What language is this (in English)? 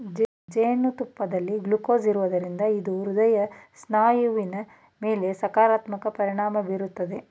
Kannada